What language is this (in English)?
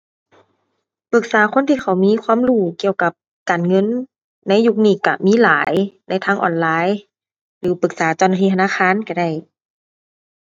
Thai